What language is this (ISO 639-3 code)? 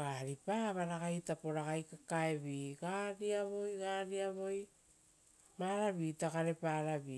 roo